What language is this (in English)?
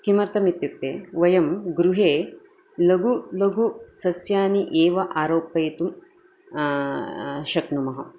Sanskrit